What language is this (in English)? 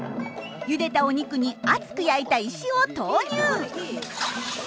Japanese